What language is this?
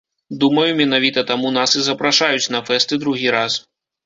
Belarusian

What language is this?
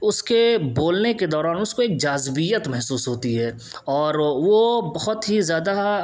Urdu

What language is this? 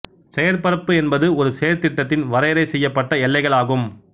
Tamil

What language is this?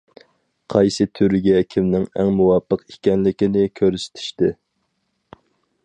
Uyghur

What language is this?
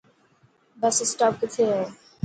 Dhatki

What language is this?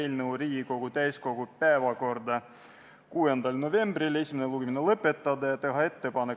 Estonian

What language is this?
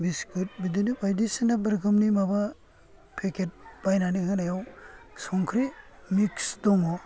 Bodo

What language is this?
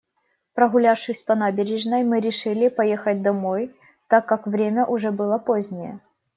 Russian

